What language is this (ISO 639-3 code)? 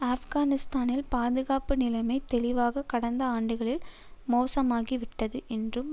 tam